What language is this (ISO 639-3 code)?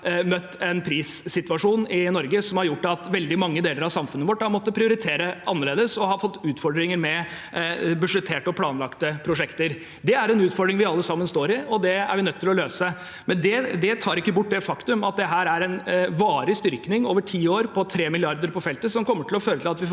nor